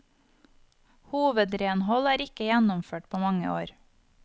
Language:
Norwegian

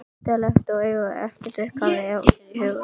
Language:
Icelandic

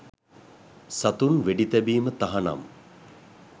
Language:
Sinhala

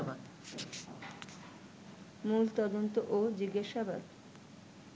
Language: Bangla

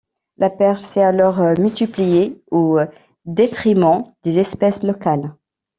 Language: French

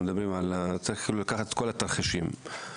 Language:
Hebrew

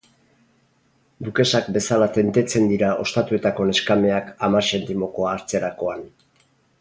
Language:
Basque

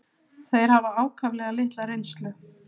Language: Icelandic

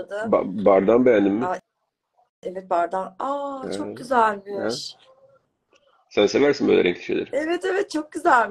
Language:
Turkish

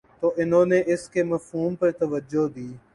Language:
Urdu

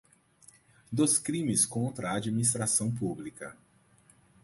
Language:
Portuguese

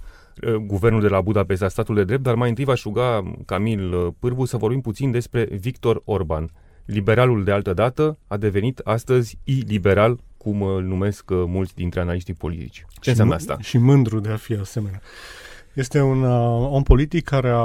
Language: Romanian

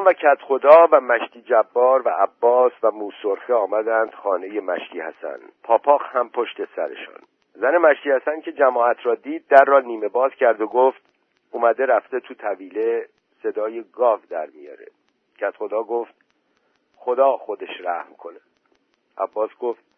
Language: Persian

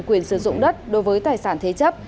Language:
Vietnamese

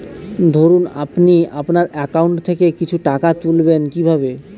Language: Bangla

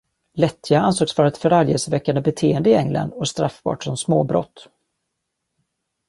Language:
Swedish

